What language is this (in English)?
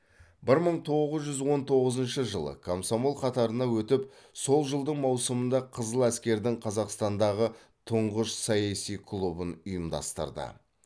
Kazakh